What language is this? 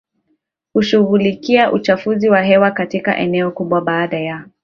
Swahili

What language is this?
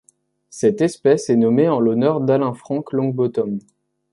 French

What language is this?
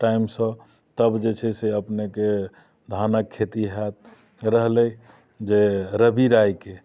Maithili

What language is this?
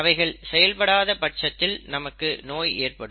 Tamil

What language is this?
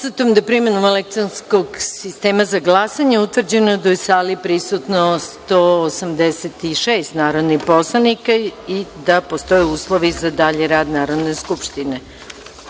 Serbian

